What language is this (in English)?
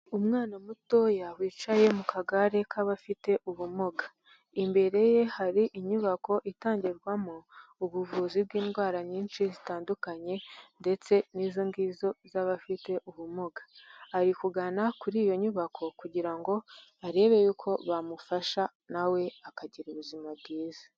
Kinyarwanda